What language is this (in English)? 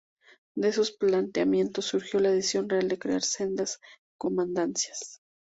Spanish